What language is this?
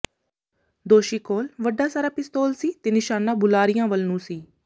Punjabi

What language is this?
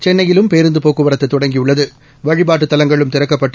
Tamil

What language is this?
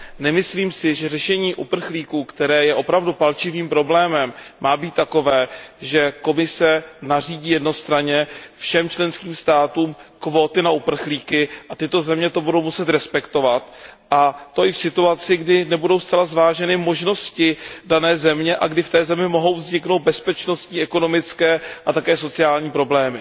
Czech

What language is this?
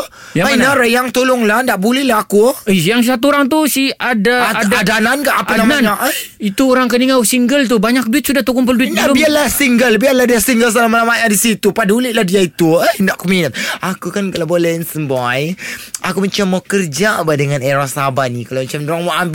Malay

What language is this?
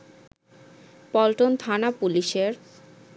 Bangla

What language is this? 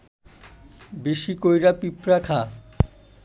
Bangla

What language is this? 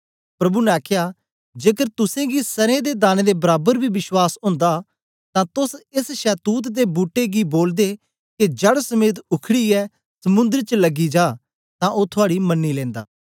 Dogri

